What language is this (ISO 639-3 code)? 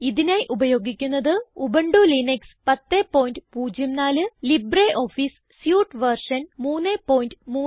mal